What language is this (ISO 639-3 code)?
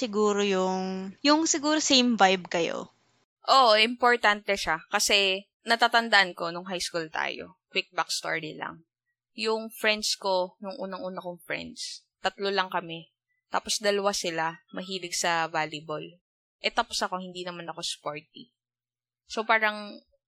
fil